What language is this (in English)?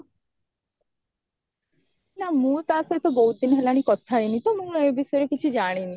Odia